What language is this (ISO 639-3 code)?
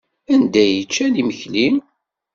kab